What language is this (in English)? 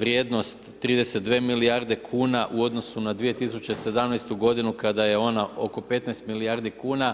Croatian